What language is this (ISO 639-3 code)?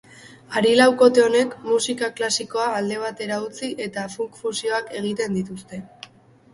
eus